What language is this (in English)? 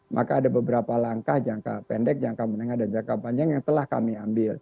Indonesian